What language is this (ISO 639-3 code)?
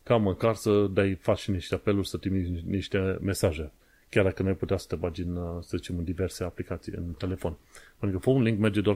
ron